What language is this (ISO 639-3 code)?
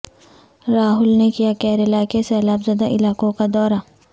urd